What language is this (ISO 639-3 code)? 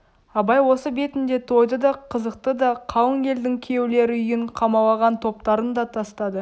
kaz